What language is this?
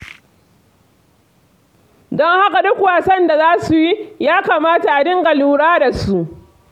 Hausa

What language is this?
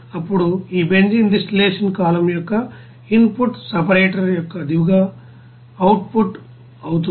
Telugu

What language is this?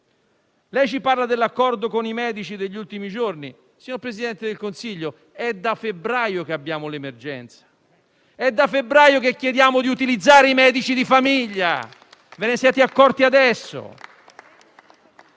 Italian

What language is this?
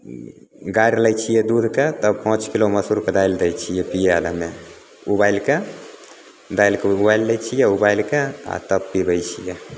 Maithili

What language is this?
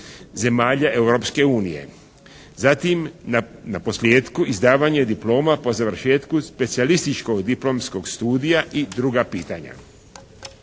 Croatian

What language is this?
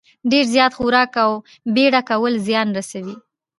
Pashto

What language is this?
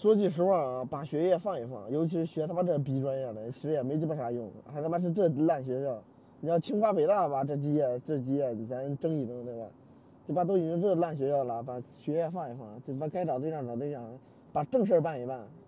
Chinese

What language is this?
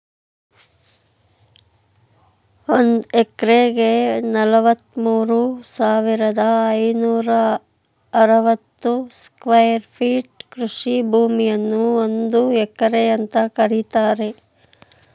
Kannada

